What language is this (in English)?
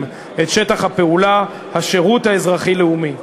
Hebrew